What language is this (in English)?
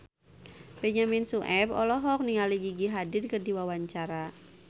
Sundanese